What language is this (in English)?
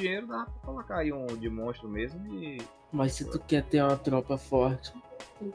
Portuguese